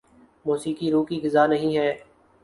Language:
Urdu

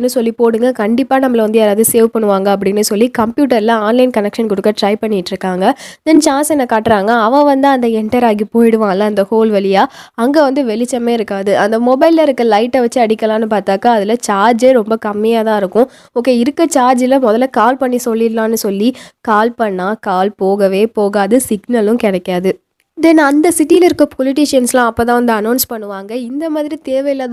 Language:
Tamil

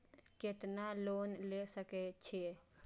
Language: Maithili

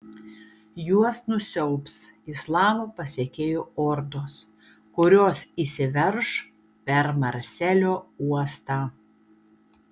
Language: Lithuanian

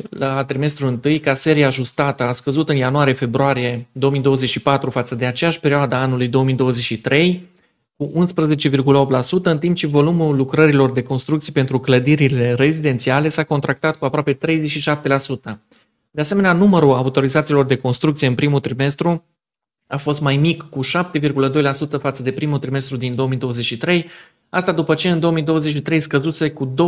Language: Romanian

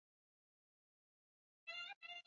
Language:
Swahili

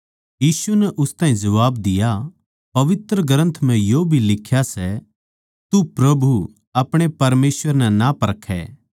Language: Haryanvi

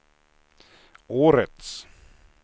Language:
Swedish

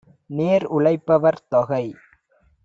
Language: Tamil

